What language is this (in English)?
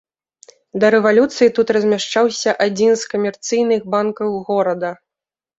Belarusian